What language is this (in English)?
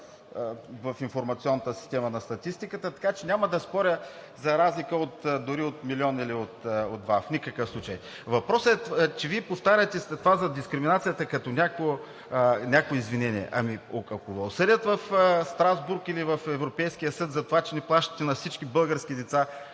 Bulgarian